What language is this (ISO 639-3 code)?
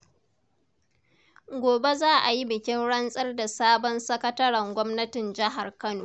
hau